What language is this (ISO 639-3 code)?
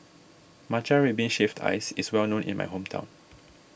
eng